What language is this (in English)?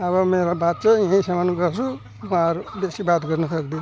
Nepali